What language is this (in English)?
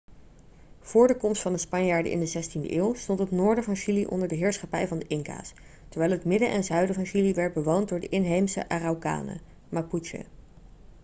Dutch